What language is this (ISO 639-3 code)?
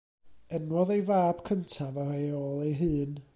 cym